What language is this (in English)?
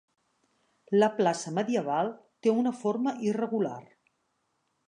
Catalan